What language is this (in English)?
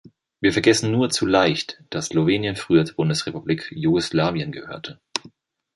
German